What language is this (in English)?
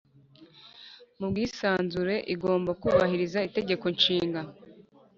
Kinyarwanda